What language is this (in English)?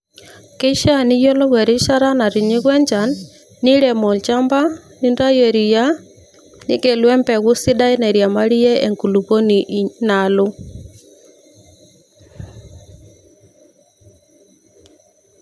Masai